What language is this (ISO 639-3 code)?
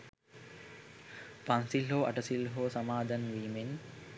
sin